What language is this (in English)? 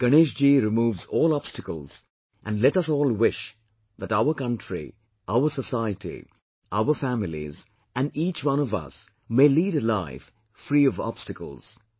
English